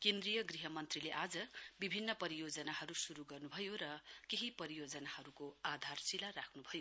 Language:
Nepali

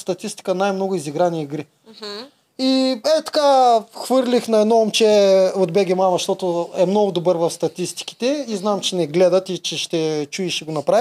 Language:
Bulgarian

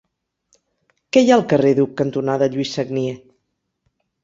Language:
Catalan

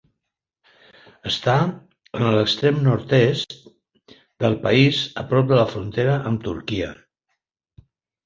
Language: Catalan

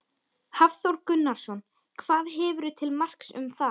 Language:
Icelandic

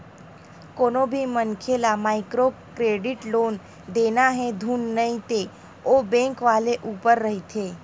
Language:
Chhattisgarhi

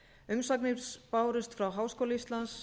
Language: Icelandic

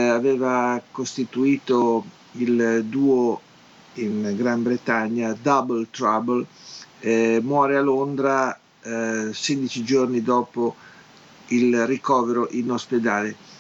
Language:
Italian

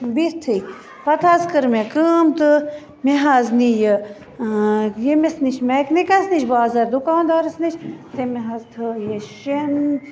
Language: Kashmiri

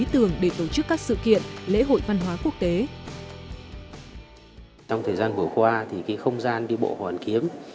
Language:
Vietnamese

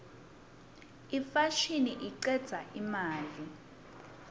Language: Swati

